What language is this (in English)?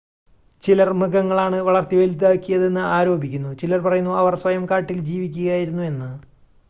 Malayalam